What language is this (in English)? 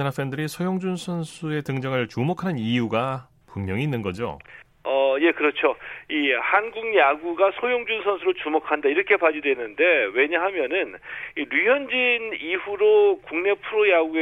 Korean